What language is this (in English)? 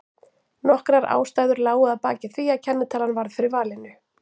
Icelandic